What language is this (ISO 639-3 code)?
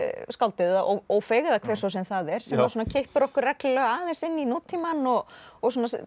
isl